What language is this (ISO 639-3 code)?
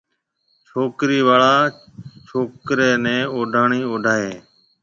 mve